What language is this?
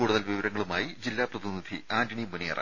Malayalam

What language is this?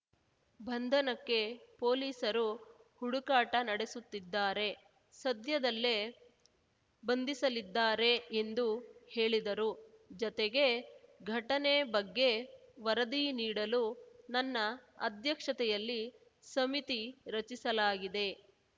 Kannada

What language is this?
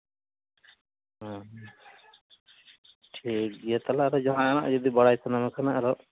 Santali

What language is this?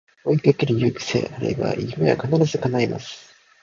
Japanese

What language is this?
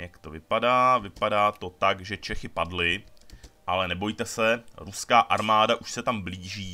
Czech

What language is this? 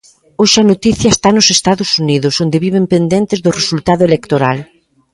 Galician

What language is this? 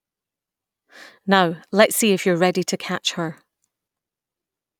English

